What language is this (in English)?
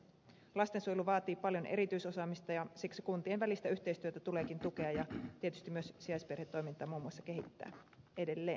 Finnish